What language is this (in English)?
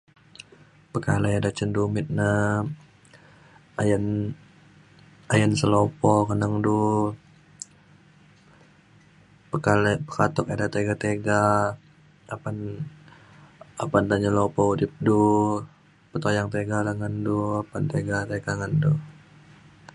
Mainstream Kenyah